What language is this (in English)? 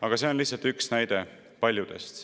Estonian